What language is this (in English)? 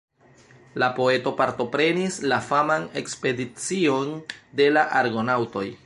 Esperanto